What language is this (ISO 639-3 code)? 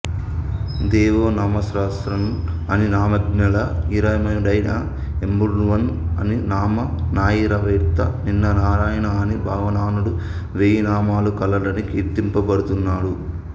tel